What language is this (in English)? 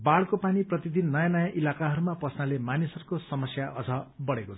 Nepali